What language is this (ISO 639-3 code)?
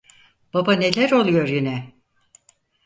tur